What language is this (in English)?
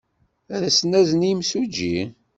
Kabyle